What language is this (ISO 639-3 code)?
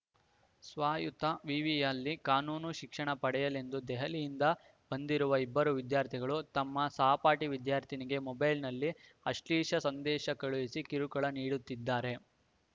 kan